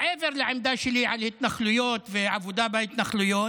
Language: Hebrew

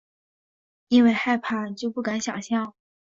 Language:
Chinese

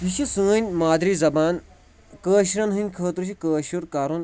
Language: Kashmiri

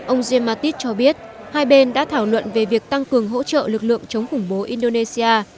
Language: Vietnamese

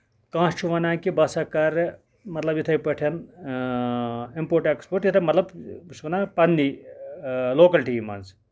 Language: Kashmiri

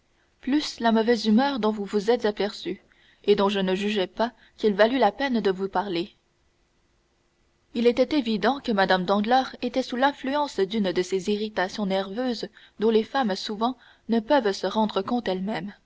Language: French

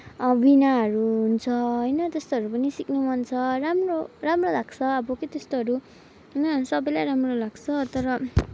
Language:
Nepali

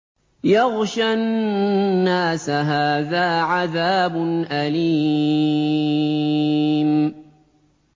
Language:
Arabic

